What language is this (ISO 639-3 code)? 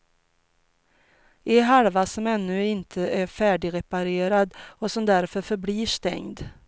swe